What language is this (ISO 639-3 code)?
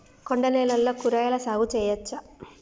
tel